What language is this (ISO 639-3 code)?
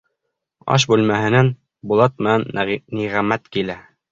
bak